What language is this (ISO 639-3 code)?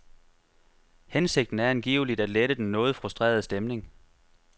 dan